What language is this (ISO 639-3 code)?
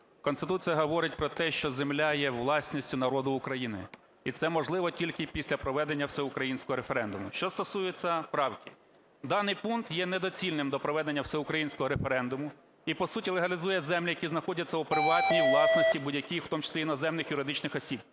ukr